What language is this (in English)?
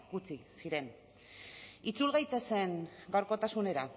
Basque